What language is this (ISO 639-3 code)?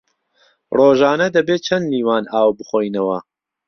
ckb